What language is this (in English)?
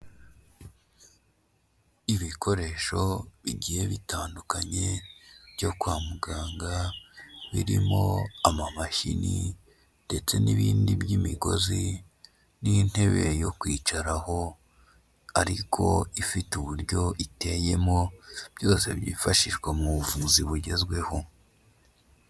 Kinyarwanda